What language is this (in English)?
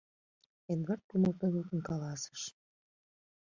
Mari